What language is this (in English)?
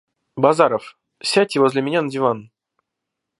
Russian